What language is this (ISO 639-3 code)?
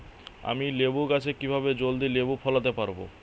ben